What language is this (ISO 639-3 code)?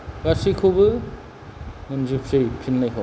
brx